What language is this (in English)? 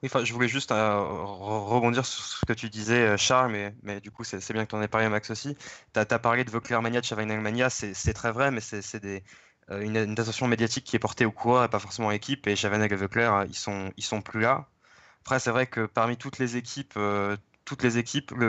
French